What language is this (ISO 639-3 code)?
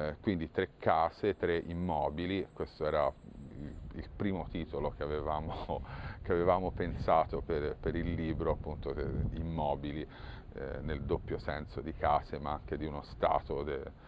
ita